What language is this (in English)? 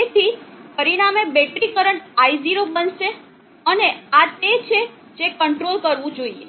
Gujarati